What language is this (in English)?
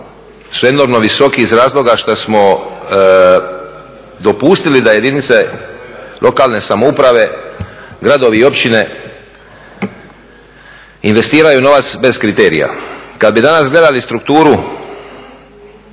Croatian